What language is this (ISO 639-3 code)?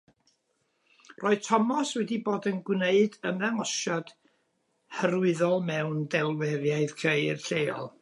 cym